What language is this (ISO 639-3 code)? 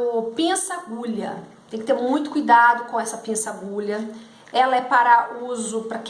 por